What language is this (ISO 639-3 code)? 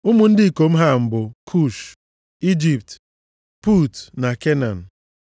ibo